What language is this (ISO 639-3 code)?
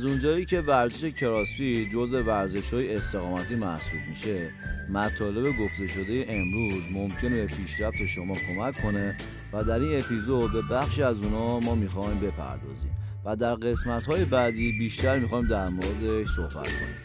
fas